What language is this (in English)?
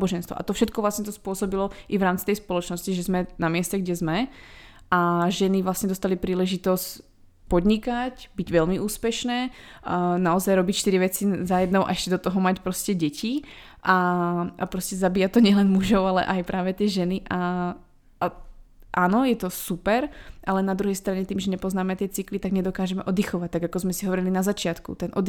Czech